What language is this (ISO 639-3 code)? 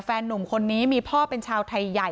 tha